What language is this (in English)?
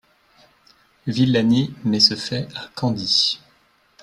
French